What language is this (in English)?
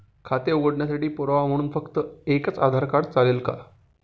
Marathi